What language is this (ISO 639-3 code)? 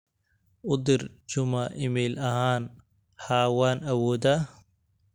som